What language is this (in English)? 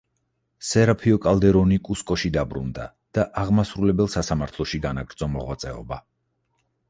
Georgian